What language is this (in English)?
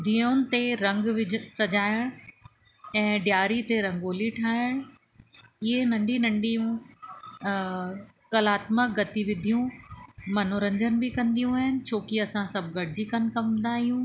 Sindhi